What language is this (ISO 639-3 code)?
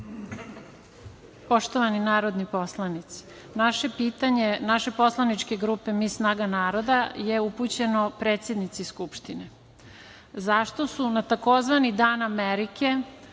srp